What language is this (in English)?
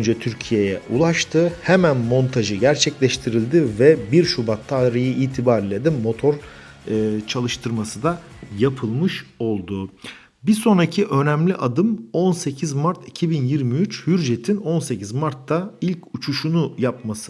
Turkish